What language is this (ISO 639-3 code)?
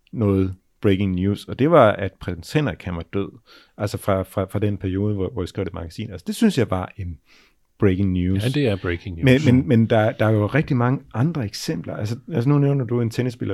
dan